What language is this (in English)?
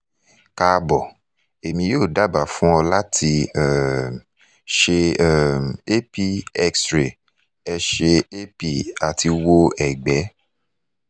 Yoruba